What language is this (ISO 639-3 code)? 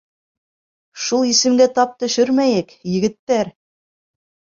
bak